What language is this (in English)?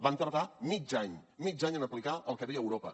Catalan